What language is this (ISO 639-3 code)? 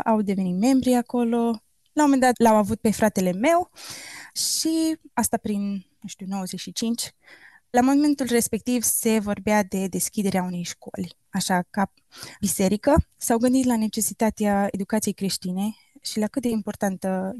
ron